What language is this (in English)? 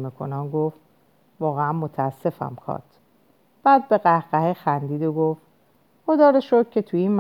Persian